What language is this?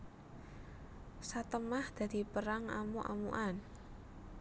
Javanese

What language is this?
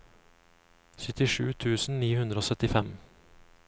Norwegian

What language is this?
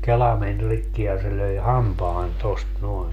Finnish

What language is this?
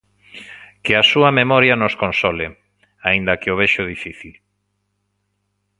Galician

